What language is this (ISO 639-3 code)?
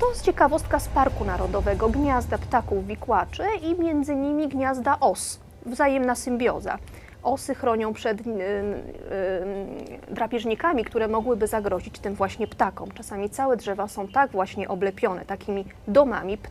pol